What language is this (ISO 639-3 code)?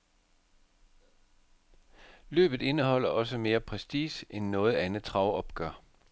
dan